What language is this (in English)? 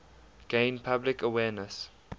English